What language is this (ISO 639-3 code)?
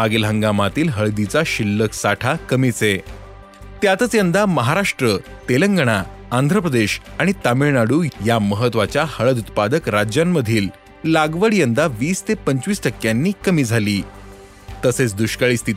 mar